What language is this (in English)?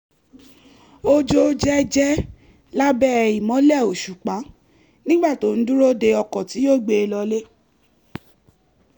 Yoruba